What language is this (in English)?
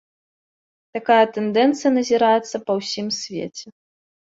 Belarusian